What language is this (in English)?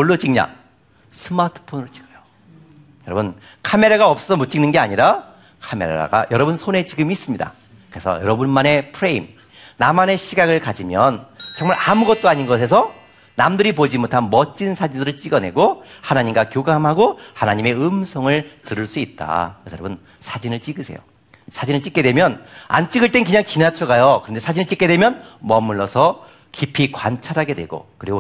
Korean